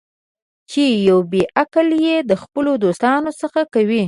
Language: Pashto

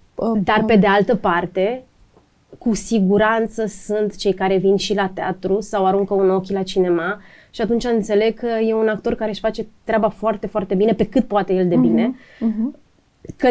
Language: Romanian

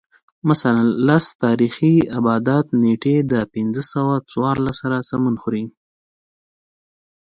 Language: Pashto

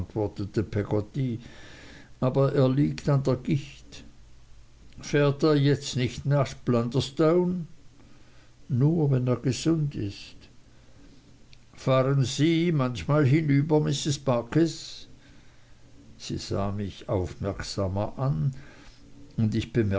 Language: German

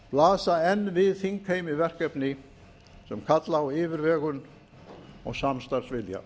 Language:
Icelandic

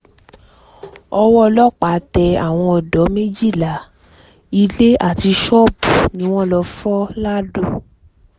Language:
Yoruba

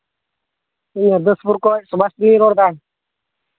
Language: Santali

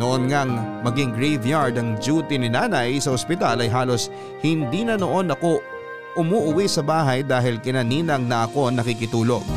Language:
Filipino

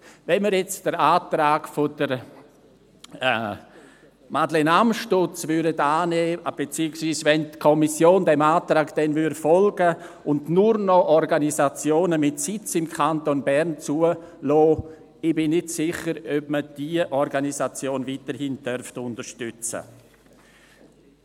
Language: Swiss German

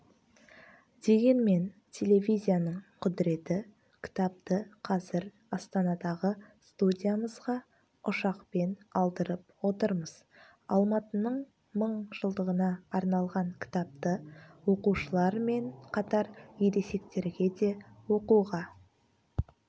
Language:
Kazakh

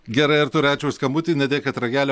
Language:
Lithuanian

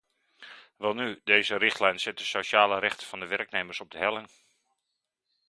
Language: Dutch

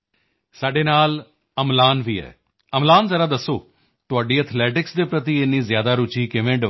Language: Punjabi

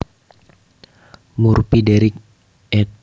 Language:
Javanese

